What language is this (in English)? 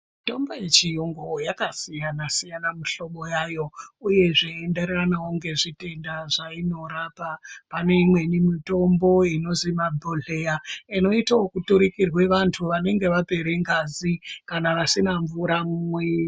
Ndau